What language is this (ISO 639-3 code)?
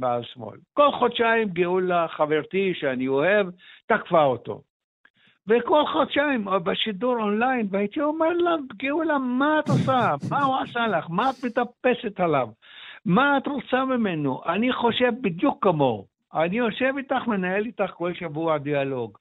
heb